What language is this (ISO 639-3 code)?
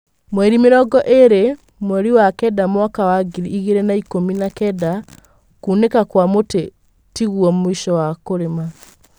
kik